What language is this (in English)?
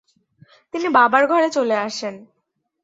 Bangla